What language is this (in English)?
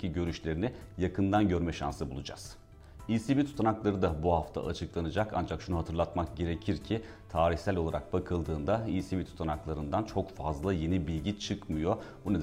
Turkish